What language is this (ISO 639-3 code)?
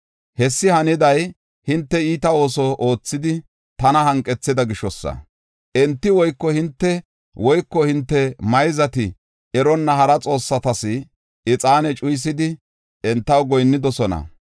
gof